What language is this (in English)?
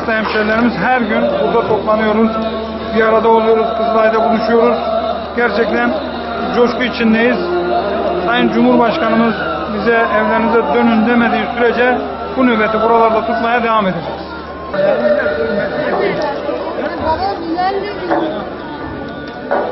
Turkish